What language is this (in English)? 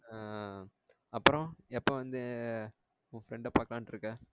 Tamil